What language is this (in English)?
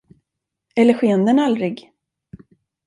Swedish